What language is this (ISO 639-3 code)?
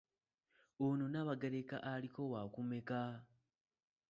lug